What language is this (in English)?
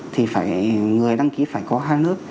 Vietnamese